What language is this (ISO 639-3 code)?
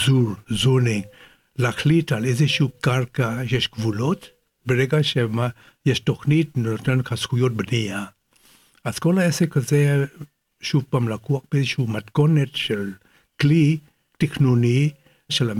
heb